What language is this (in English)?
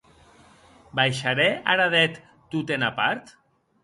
Occitan